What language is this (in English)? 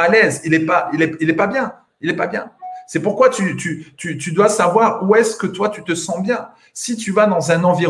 French